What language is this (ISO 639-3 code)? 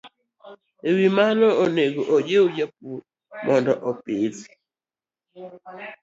luo